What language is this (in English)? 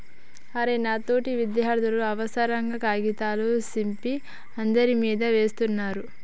Telugu